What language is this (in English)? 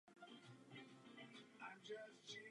Czech